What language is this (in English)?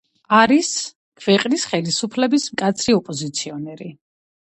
Georgian